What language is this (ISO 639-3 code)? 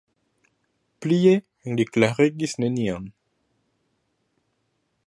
epo